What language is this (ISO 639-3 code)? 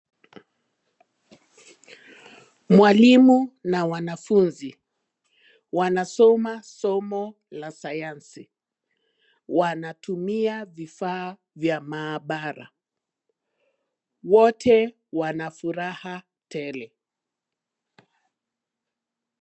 swa